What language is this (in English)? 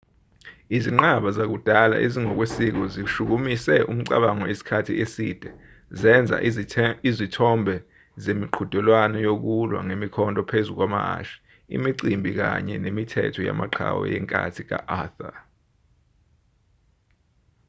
Zulu